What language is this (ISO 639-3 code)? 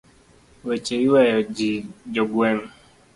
luo